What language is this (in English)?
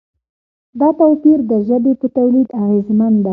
Pashto